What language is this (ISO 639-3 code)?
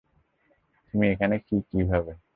ben